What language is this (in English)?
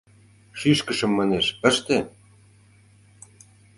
Mari